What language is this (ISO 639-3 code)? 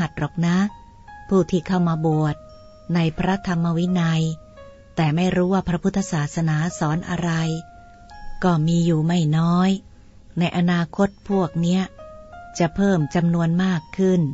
tha